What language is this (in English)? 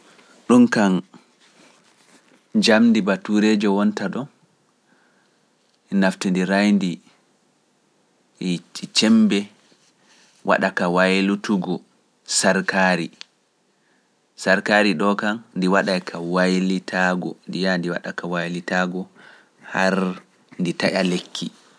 Pular